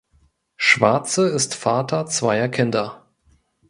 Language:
German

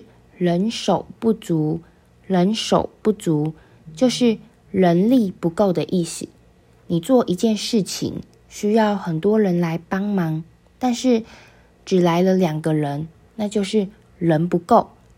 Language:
Chinese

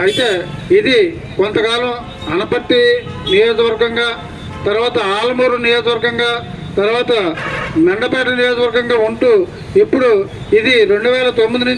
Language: Indonesian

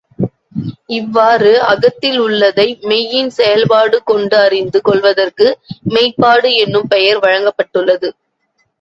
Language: Tamil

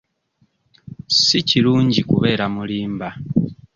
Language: Ganda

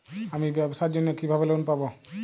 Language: Bangla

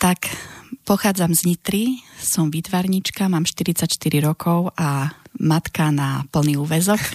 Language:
Slovak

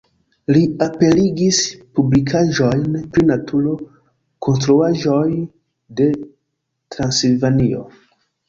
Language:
Esperanto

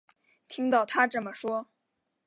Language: Chinese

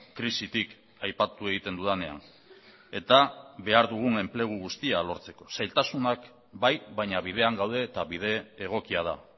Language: Basque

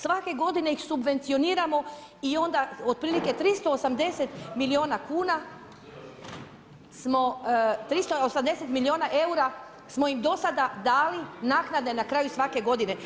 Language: Croatian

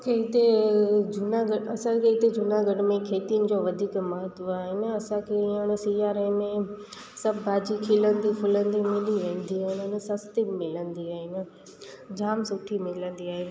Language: Sindhi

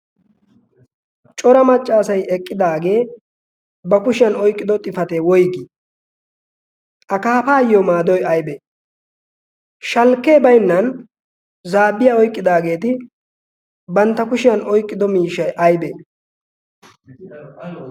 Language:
Wolaytta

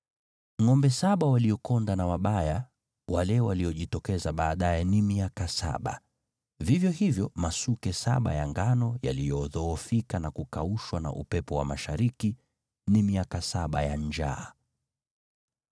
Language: Swahili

